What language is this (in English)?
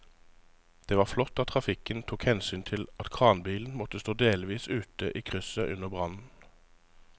Norwegian